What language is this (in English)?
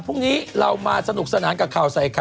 Thai